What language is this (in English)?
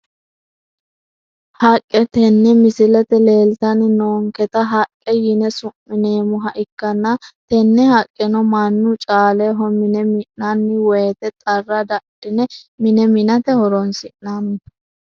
Sidamo